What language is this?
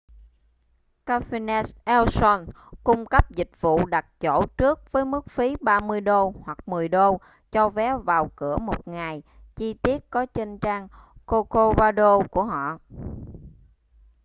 Vietnamese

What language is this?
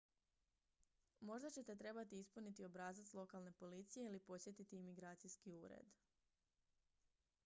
Croatian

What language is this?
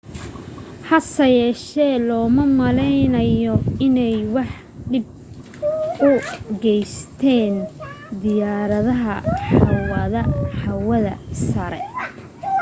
Somali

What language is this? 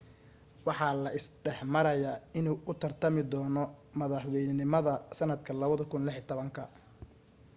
Somali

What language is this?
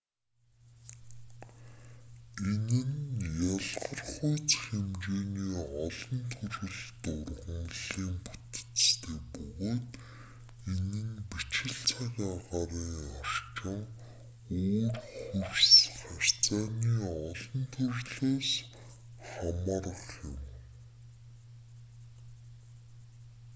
Mongolian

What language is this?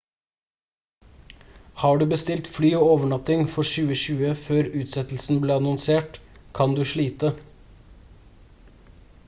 Norwegian Bokmål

